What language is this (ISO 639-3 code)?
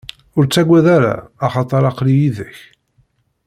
kab